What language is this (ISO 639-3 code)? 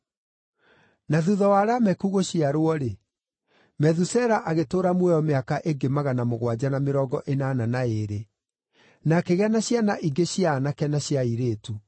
kik